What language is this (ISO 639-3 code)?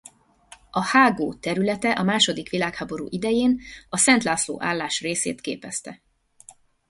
hun